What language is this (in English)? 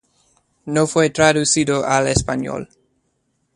Spanish